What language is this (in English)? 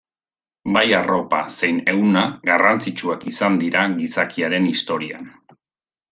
Basque